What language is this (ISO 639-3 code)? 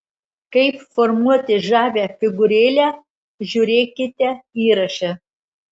lit